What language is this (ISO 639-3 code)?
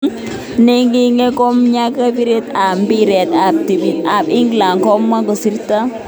kln